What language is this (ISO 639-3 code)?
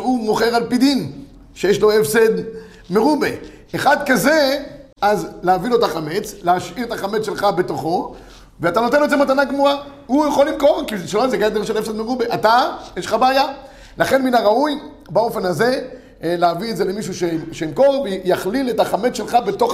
heb